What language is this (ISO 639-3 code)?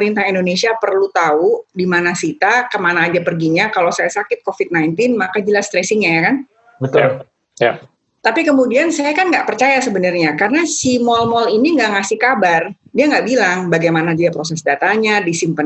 ind